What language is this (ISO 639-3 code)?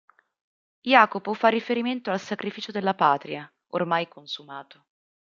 ita